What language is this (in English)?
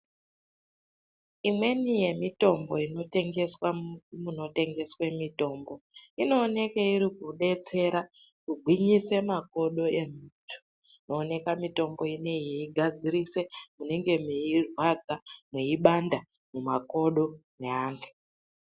Ndau